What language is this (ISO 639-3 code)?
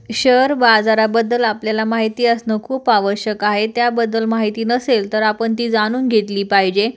mar